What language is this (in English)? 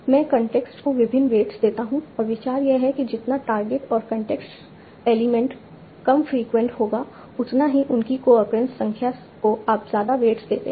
Hindi